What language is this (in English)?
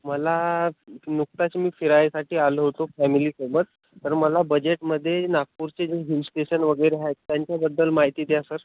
Marathi